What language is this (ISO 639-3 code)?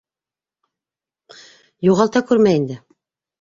bak